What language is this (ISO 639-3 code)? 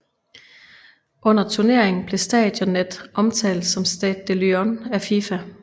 dan